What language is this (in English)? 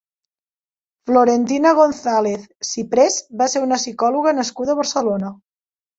Catalan